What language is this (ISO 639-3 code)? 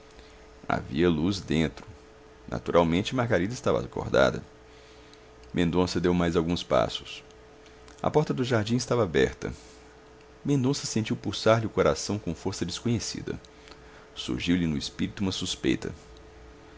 por